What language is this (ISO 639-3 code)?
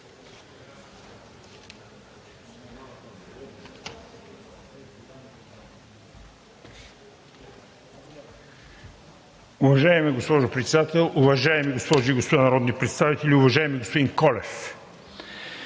bul